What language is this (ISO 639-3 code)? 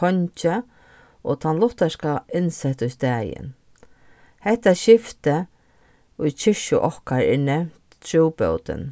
fao